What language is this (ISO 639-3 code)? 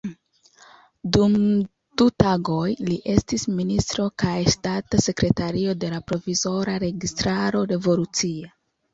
epo